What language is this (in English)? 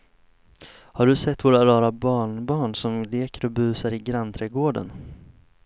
Swedish